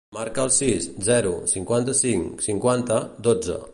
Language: Catalan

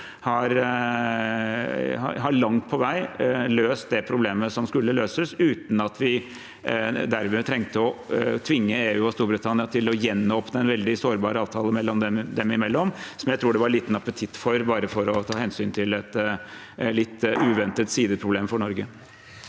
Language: Norwegian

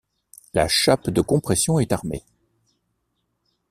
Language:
French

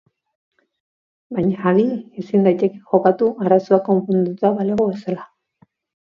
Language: Basque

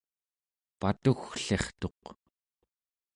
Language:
Central Yupik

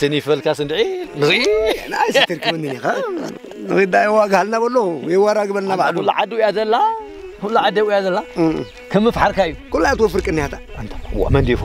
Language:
Arabic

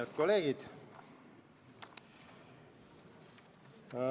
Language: Estonian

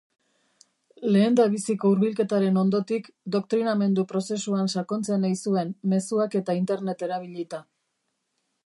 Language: Basque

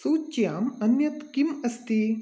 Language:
Sanskrit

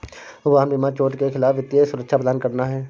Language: Hindi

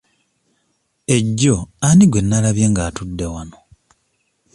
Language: Ganda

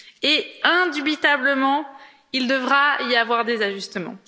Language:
French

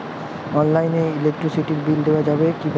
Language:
Bangla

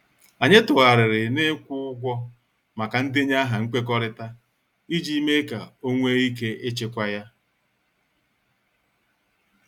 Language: Igbo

